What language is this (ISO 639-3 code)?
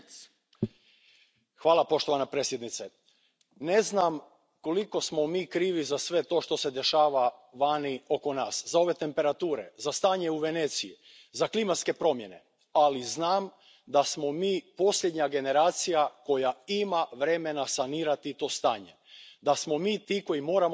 hrv